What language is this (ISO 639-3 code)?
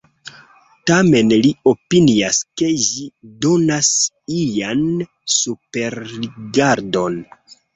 epo